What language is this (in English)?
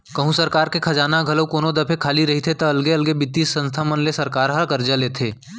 Chhattisgarhi